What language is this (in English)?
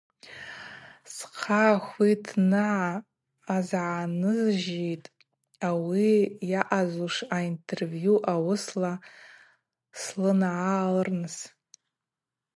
Abaza